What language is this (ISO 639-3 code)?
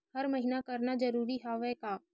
hne